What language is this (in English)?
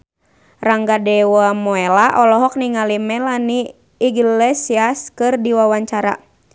Sundanese